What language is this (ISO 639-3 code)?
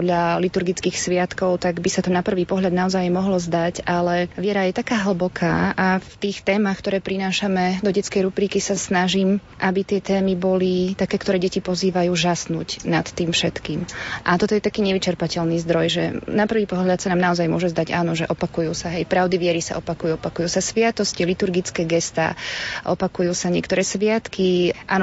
slk